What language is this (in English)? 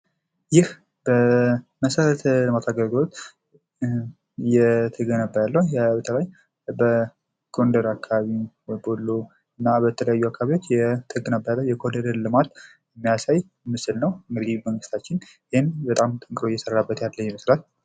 Amharic